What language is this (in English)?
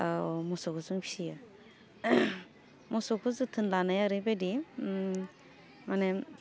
Bodo